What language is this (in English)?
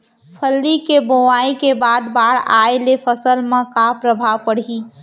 Chhattisgarhi